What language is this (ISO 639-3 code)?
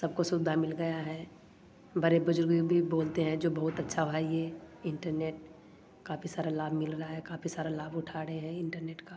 hin